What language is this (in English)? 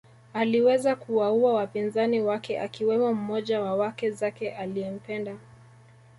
Swahili